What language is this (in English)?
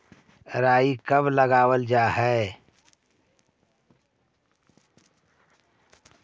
Magahi